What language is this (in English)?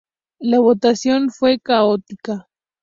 Spanish